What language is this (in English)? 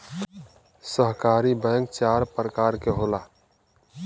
Bhojpuri